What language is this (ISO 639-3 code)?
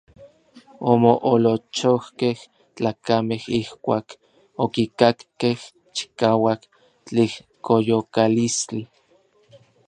nlv